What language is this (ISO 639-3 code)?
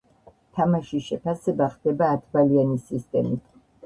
kat